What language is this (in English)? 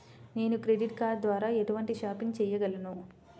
Telugu